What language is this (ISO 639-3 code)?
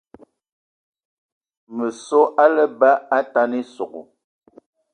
eto